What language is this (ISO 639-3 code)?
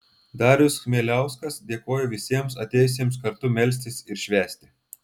lit